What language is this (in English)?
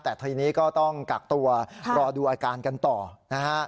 Thai